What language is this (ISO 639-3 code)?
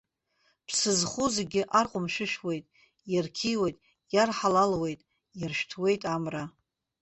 abk